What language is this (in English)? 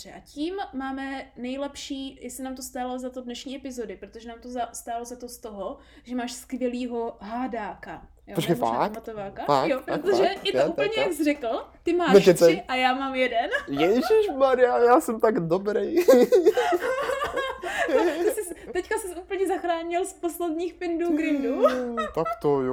Czech